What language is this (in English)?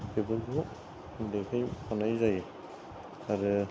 Bodo